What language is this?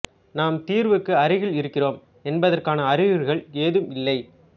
Tamil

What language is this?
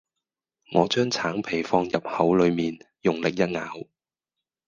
Cantonese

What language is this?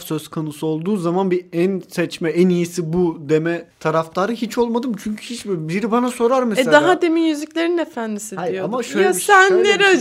Turkish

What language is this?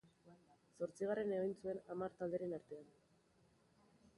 Basque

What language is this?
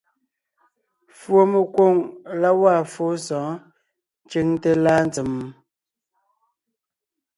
Ngiemboon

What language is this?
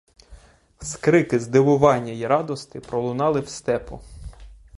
Ukrainian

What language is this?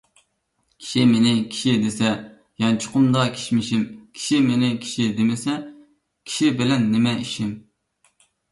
Uyghur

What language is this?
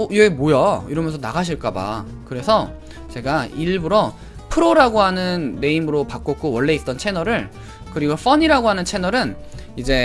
Korean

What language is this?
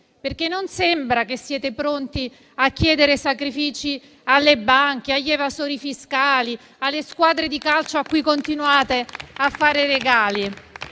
Italian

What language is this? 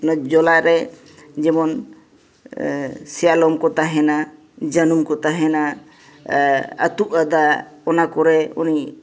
Santali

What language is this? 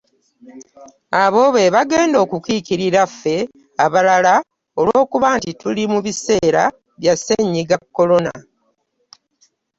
Ganda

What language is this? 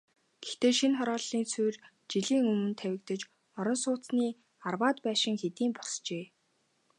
Mongolian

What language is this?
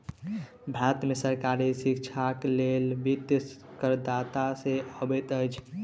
Maithili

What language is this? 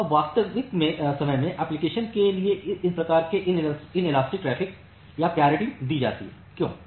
Hindi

